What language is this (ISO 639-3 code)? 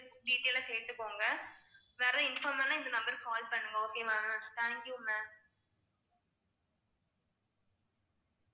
tam